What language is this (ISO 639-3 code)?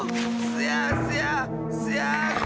jpn